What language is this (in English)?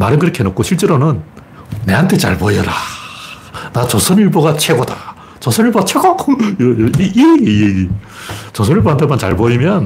Korean